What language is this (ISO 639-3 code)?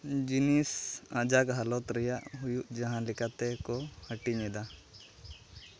sat